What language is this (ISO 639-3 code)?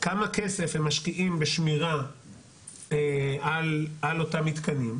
heb